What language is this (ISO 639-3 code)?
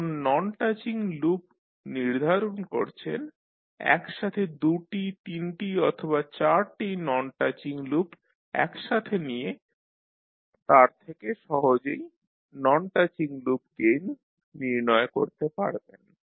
ben